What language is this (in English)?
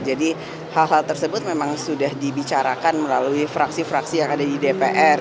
Indonesian